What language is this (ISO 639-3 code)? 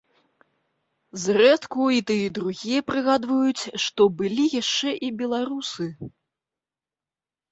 bel